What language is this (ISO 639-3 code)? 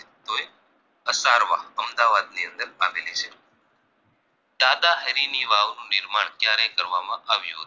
guj